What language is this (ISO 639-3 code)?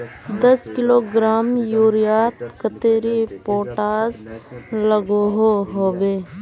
mag